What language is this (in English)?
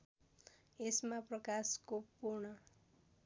Nepali